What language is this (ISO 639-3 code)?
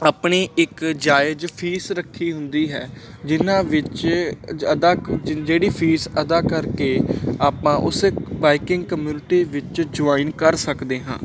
pan